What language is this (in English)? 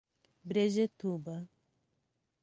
Portuguese